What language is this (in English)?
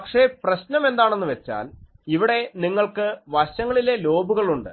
Malayalam